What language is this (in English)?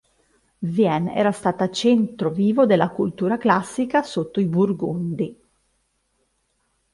Italian